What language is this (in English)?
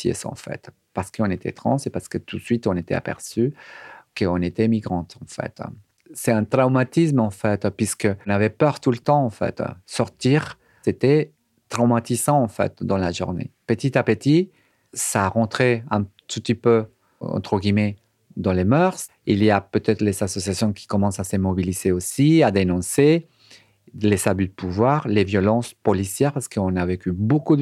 French